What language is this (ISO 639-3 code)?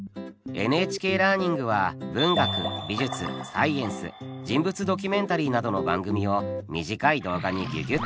jpn